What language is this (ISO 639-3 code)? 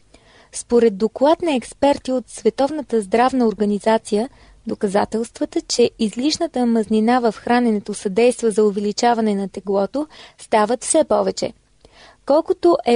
bul